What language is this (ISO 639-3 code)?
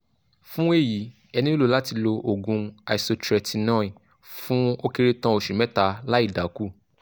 yor